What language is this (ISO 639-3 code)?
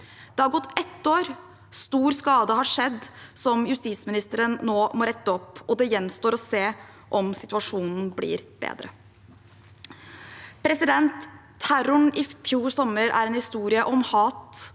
nor